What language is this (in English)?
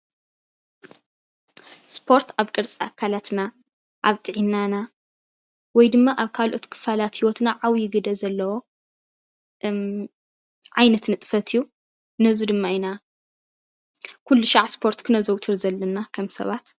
Tigrinya